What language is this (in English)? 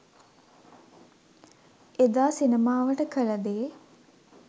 Sinhala